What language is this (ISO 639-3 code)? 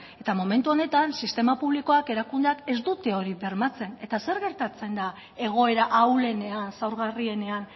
eus